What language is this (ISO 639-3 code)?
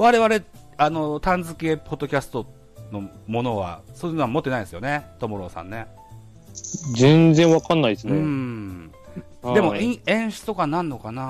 jpn